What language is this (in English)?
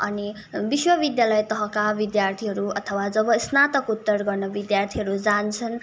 Nepali